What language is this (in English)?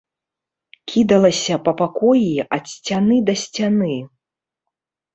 Belarusian